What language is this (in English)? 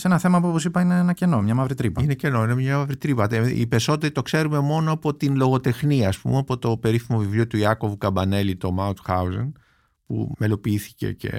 Greek